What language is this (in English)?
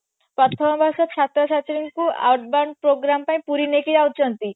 Odia